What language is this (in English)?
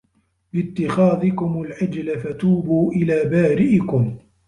Arabic